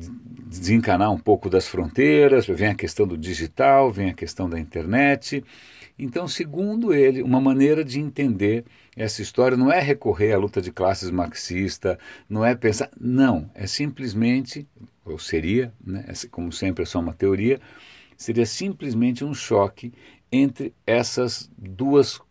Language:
Portuguese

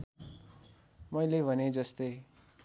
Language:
Nepali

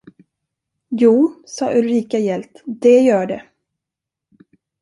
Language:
Swedish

